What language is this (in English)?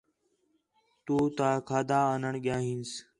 Khetrani